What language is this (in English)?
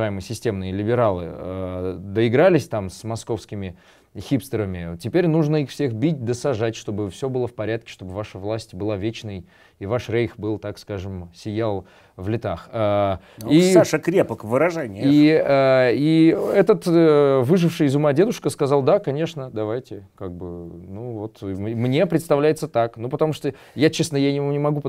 Russian